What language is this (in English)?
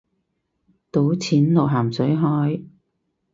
Cantonese